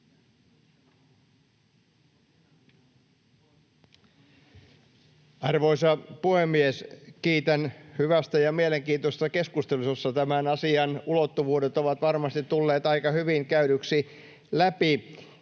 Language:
Finnish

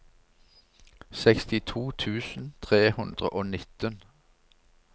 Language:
Norwegian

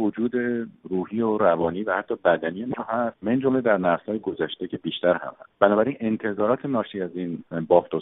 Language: Persian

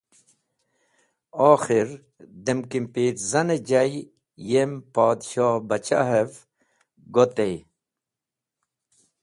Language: Wakhi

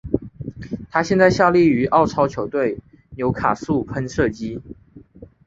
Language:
Chinese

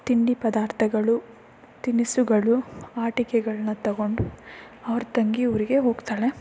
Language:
Kannada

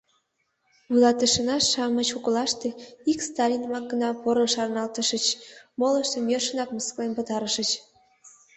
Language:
Mari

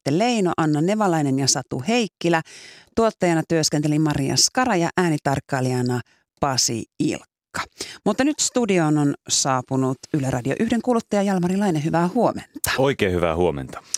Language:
Finnish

